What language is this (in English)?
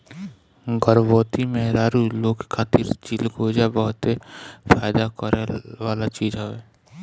Bhojpuri